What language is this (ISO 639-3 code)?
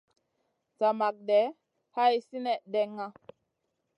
mcn